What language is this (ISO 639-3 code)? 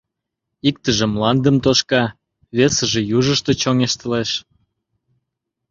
chm